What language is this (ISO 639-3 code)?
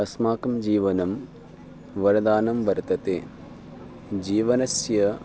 san